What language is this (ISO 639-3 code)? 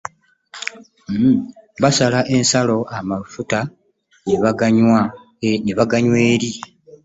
lug